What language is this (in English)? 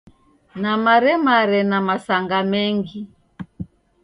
Taita